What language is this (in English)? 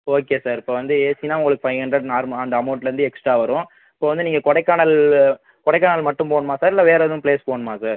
Tamil